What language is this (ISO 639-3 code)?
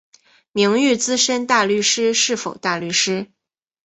zho